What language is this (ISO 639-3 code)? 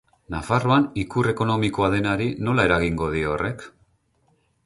eus